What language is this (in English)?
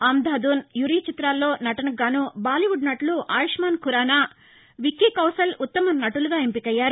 Telugu